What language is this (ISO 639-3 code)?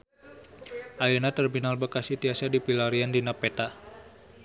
sun